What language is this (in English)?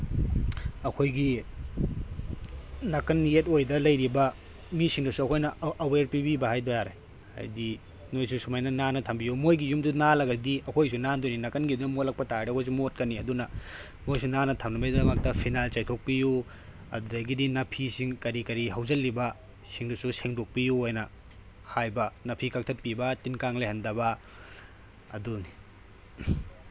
Manipuri